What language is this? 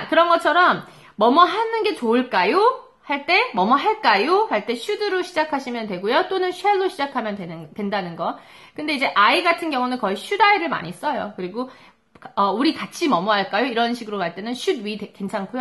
Korean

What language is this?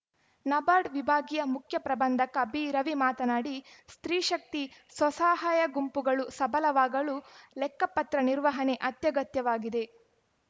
Kannada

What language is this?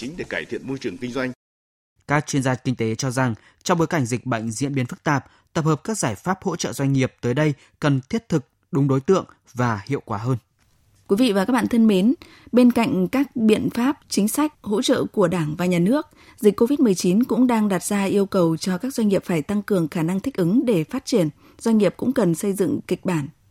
Vietnamese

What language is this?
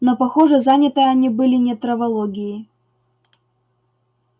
Russian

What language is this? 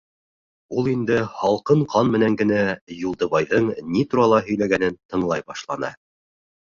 Bashkir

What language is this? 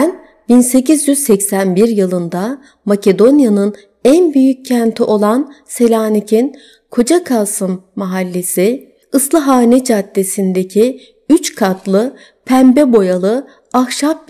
Turkish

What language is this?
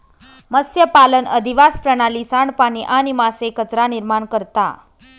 Marathi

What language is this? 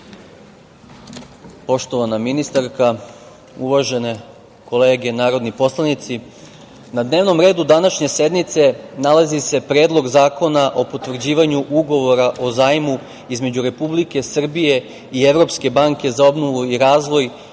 Serbian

